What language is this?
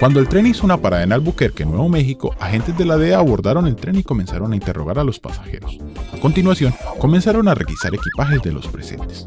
Spanish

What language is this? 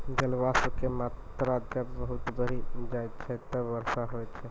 Maithili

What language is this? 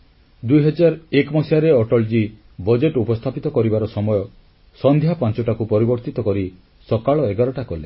Odia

